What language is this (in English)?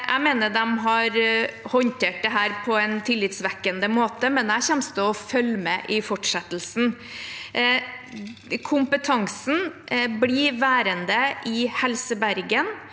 Norwegian